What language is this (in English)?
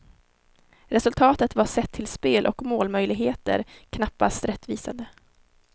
Swedish